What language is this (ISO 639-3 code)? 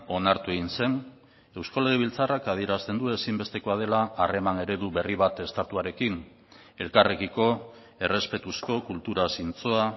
eus